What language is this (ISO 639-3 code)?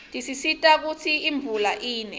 ssw